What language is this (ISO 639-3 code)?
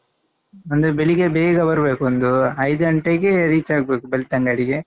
kan